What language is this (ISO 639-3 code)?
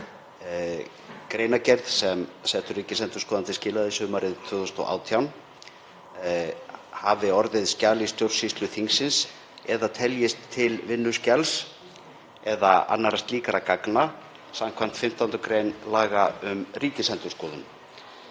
isl